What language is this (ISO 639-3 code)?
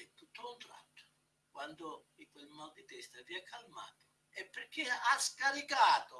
ita